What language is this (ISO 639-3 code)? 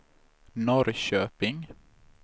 swe